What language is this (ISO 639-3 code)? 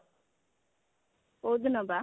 ori